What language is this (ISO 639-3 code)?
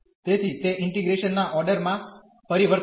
guj